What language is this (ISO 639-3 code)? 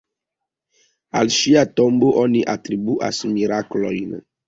epo